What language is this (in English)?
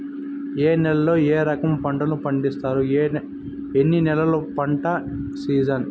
Telugu